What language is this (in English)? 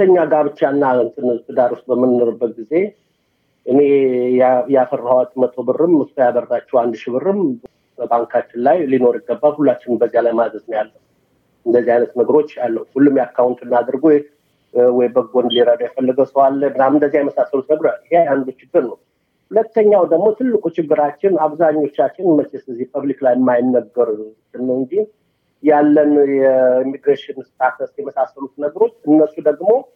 Amharic